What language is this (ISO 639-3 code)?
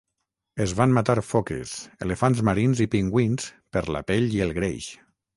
cat